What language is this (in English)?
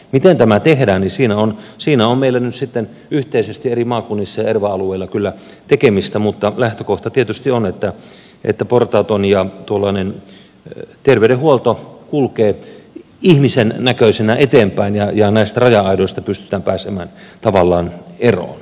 Finnish